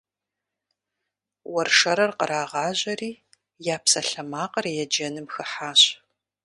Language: Kabardian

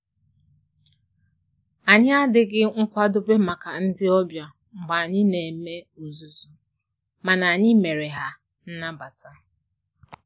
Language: Igbo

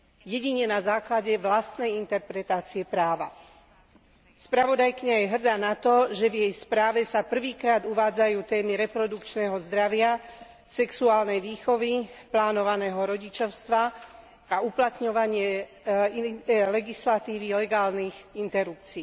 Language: Slovak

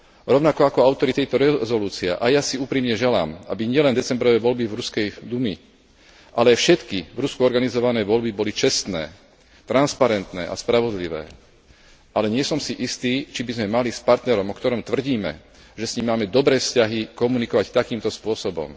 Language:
Slovak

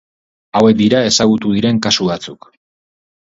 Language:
Basque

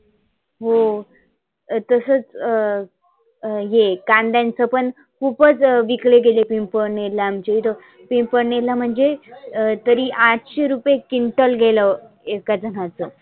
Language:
Marathi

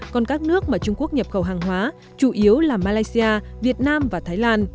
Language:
Vietnamese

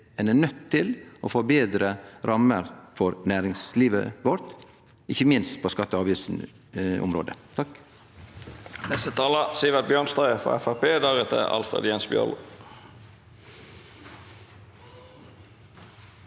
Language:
Norwegian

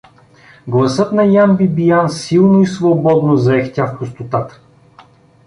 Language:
Bulgarian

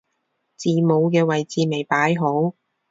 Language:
Cantonese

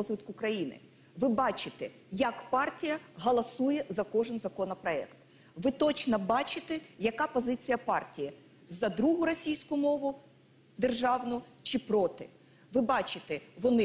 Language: Ukrainian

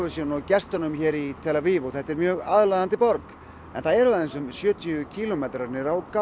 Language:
Icelandic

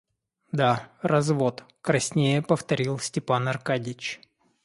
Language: Russian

